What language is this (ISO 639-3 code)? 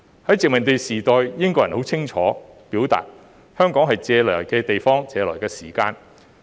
yue